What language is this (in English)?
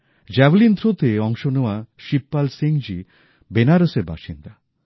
Bangla